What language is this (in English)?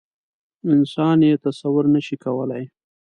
Pashto